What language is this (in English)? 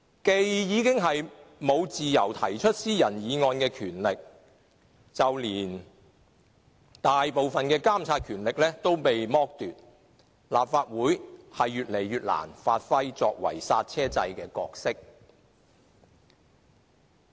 Cantonese